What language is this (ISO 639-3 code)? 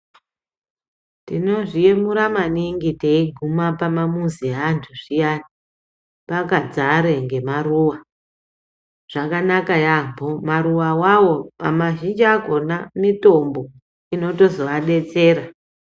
ndc